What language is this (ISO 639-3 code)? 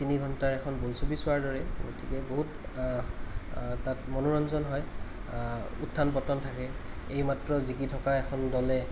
asm